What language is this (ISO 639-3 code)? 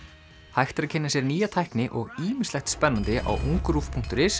isl